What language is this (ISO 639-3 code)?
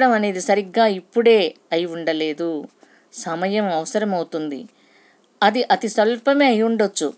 tel